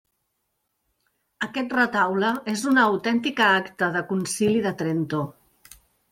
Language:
Catalan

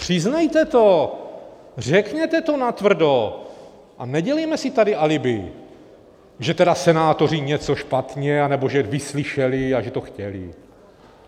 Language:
Czech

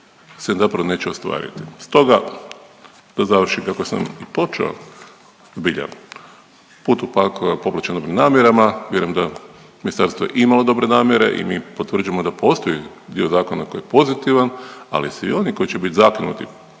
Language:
Croatian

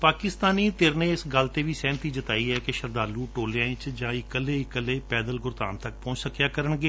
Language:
Punjabi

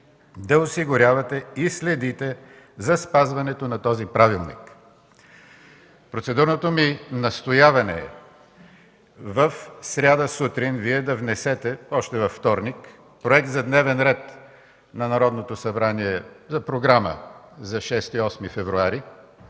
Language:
Bulgarian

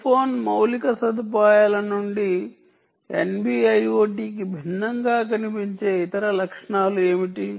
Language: Telugu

